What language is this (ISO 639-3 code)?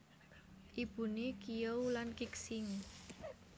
jav